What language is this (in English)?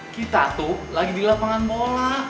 Indonesian